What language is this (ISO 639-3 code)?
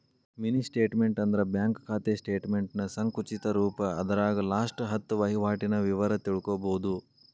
kan